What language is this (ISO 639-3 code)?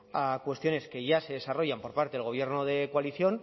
spa